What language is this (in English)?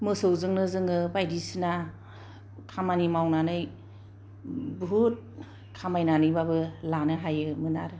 Bodo